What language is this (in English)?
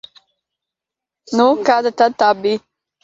Latvian